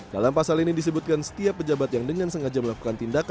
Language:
Indonesian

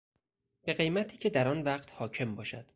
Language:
Persian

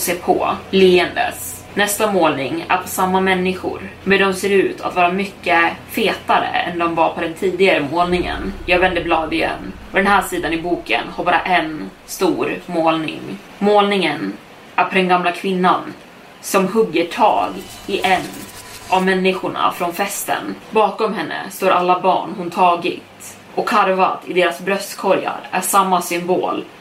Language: Swedish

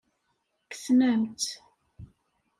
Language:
Kabyle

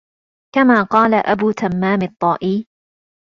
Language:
Arabic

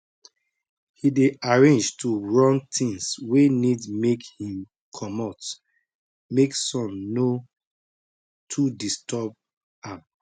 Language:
Nigerian Pidgin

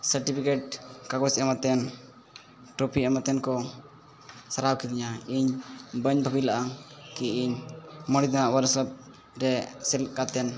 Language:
Santali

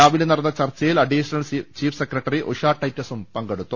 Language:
Malayalam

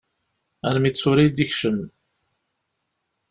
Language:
Kabyle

